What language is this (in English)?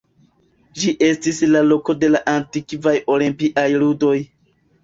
Esperanto